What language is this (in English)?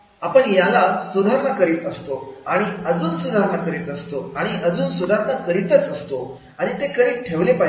Marathi